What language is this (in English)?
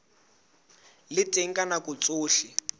Southern Sotho